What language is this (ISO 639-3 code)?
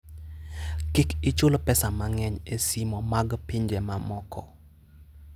luo